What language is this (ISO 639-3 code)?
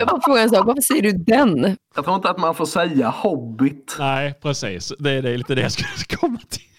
swe